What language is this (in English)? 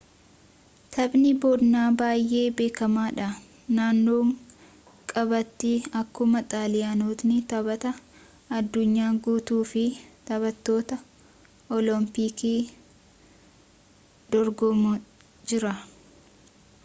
Oromo